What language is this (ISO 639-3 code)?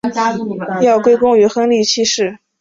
zho